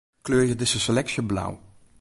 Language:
Western Frisian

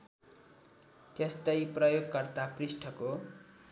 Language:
Nepali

